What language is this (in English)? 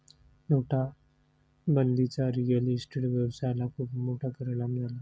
Marathi